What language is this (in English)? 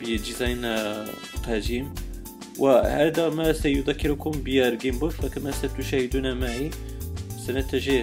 Arabic